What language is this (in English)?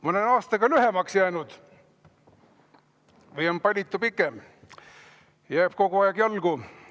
Estonian